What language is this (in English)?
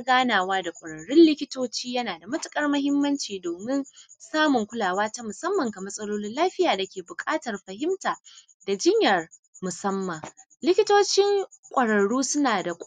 Hausa